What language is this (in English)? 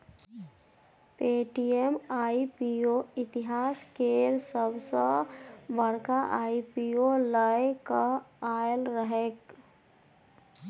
Maithili